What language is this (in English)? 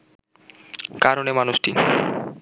Bangla